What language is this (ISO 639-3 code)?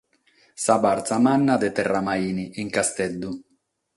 srd